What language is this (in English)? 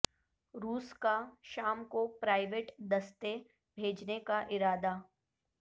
Urdu